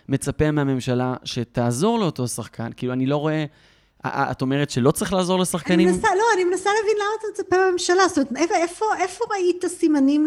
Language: Hebrew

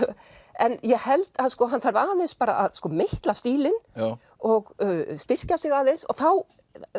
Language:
Icelandic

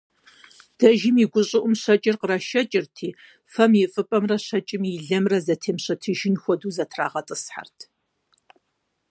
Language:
Kabardian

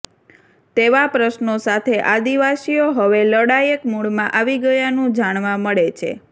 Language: Gujarati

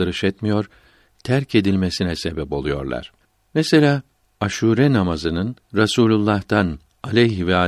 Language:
Turkish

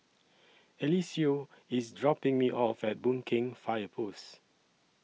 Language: English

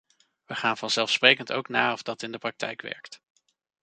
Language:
Dutch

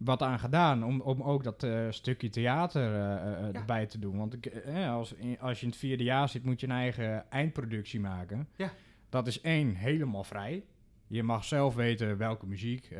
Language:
Dutch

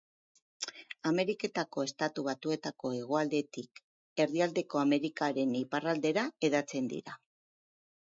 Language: Basque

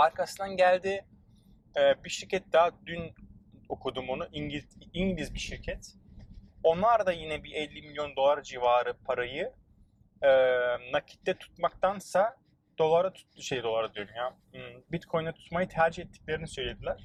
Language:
Turkish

